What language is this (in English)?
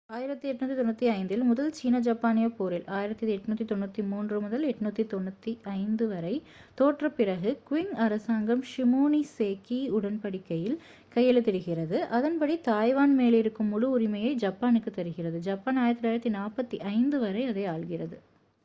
Tamil